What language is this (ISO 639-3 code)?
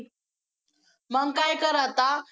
mar